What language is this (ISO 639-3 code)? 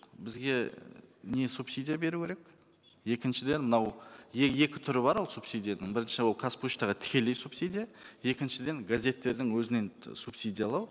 kaz